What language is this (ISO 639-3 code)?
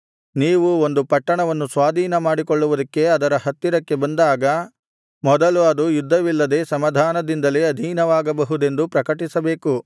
kan